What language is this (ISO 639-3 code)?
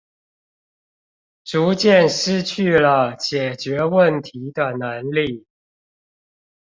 zho